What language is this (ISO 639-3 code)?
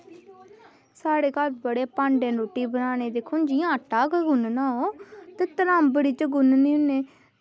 doi